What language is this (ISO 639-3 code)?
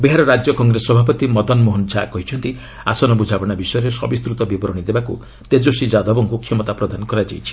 ori